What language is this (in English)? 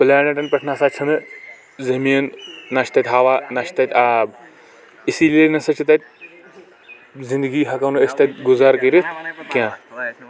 Kashmiri